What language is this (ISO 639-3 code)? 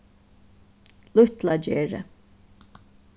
fao